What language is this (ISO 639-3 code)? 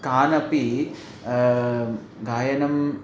san